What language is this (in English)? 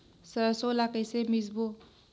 Chhattisgarhi